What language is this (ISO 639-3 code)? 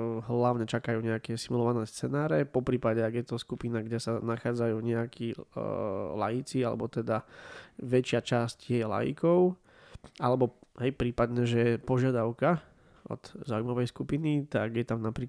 slk